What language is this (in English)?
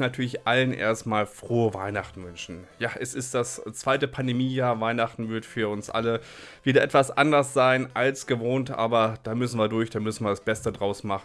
German